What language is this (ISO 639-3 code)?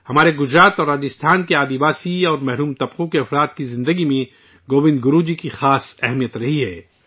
urd